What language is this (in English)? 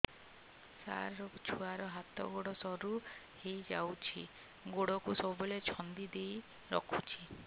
Odia